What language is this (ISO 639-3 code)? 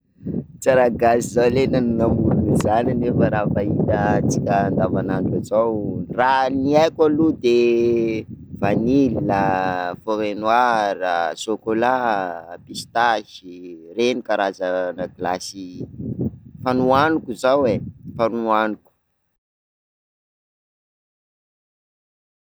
skg